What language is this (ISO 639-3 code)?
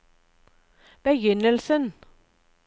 nor